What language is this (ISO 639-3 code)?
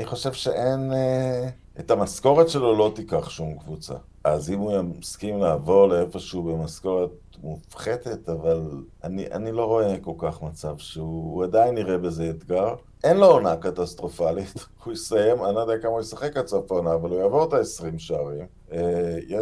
heb